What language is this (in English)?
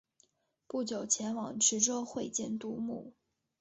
Chinese